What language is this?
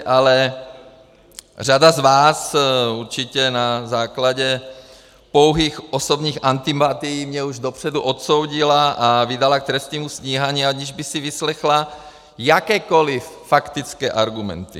Czech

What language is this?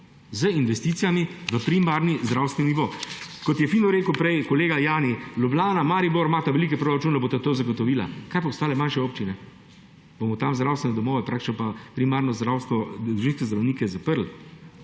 Slovenian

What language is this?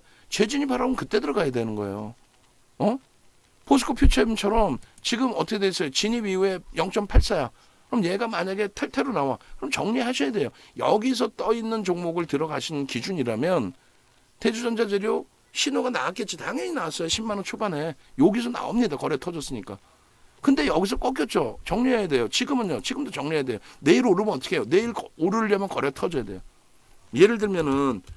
Korean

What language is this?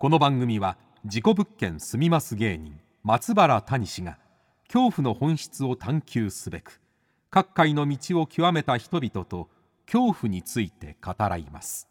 Japanese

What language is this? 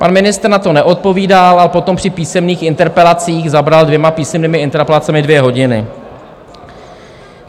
Czech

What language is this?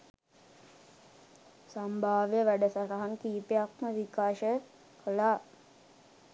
Sinhala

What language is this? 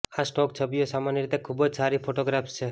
Gujarati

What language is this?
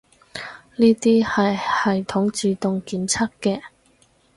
Cantonese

